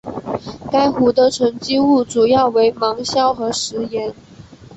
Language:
Chinese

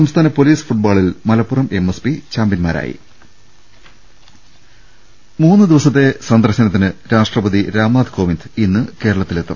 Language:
Malayalam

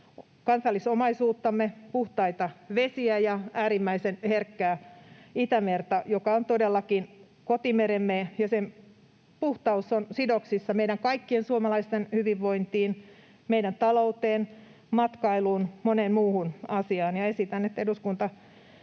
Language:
Finnish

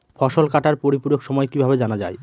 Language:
Bangla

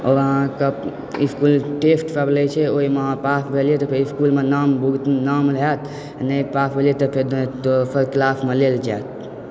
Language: Maithili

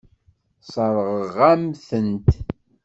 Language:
Kabyle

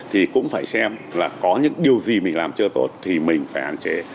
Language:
Vietnamese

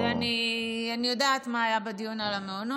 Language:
Hebrew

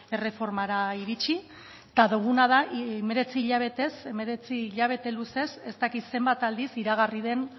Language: Basque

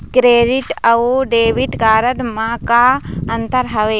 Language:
Chhattisgarhi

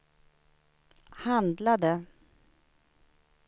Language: Swedish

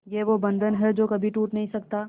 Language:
Hindi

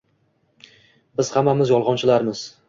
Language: Uzbek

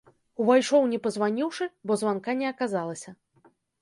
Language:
Belarusian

